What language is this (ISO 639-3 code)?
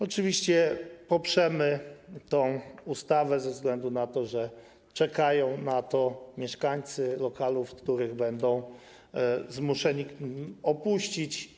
pol